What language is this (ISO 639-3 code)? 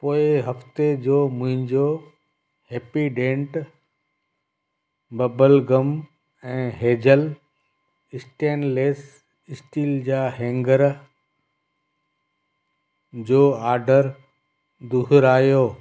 snd